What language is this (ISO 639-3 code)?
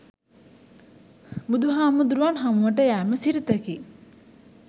sin